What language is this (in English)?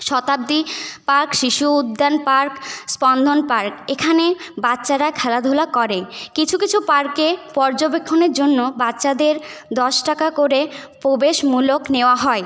Bangla